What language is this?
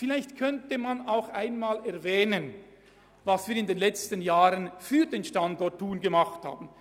Swiss German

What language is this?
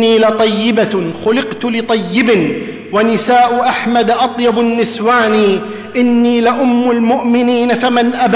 Arabic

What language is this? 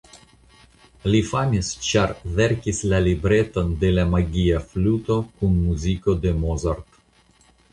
Esperanto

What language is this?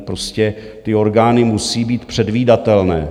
Czech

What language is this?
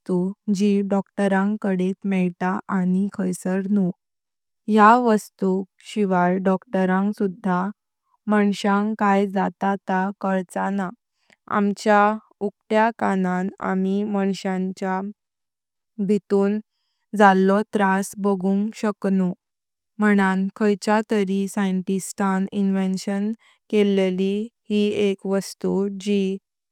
Konkani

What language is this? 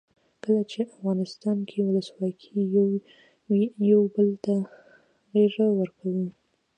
Pashto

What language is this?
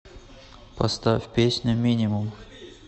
Russian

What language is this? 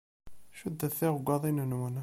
Kabyle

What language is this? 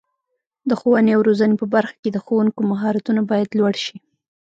Pashto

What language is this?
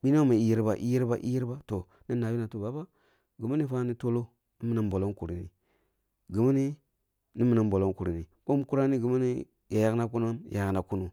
Kulung (Nigeria)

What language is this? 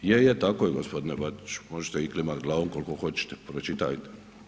Croatian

